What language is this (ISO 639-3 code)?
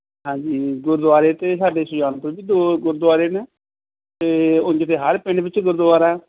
pan